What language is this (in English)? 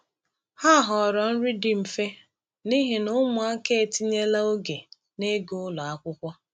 Igbo